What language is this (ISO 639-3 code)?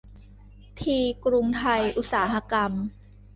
tha